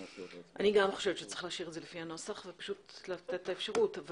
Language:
Hebrew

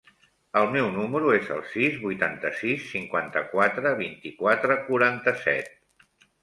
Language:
Catalan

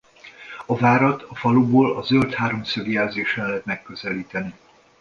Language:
Hungarian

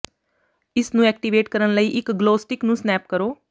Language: Punjabi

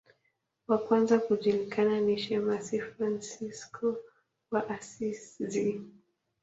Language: Swahili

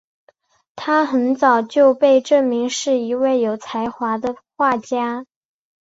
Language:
Chinese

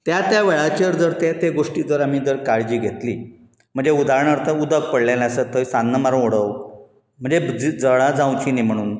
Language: Konkani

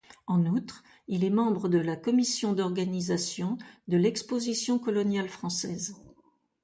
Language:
French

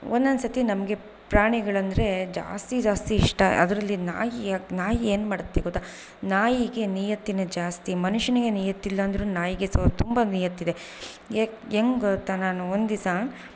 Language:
Kannada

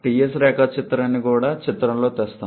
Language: Telugu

